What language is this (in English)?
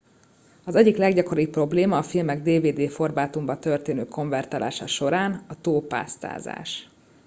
Hungarian